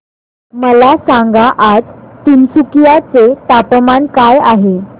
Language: Marathi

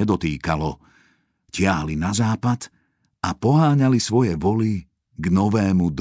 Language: Slovak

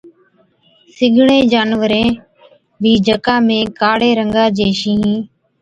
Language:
Od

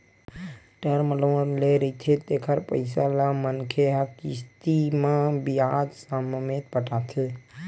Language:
Chhattisgarhi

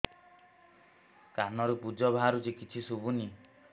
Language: Odia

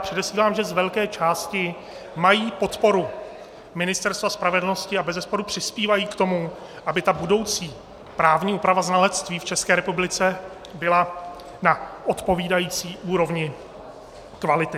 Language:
Czech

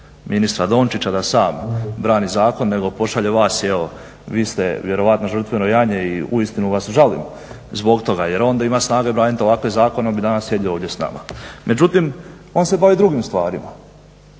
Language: Croatian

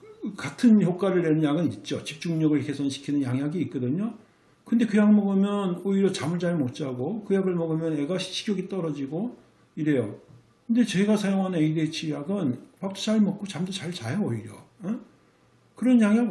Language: Korean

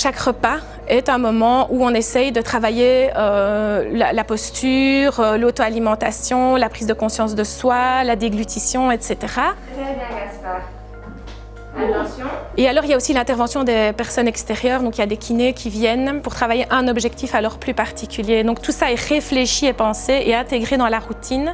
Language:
French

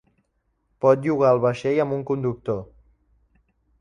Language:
Catalan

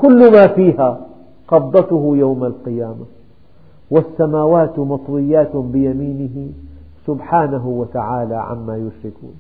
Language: Arabic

